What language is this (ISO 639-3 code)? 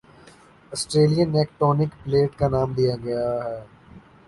urd